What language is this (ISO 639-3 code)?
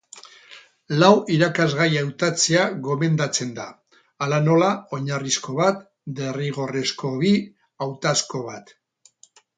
eus